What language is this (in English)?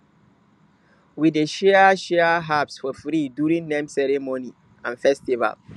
Nigerian Pidgin